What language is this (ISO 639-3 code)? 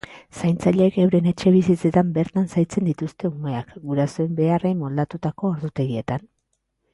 eus